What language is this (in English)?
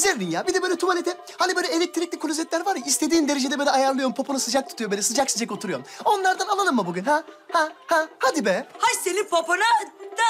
Turkish